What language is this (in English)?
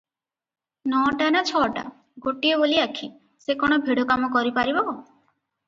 Odia